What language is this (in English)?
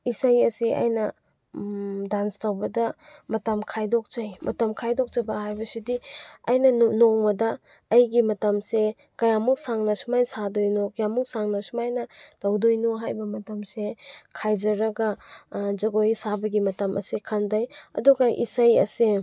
Manipuri